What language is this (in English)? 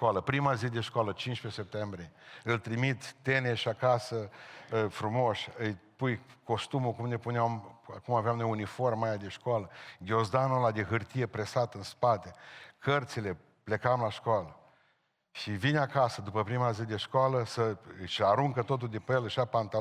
Romanian